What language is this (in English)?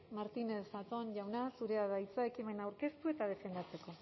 Basque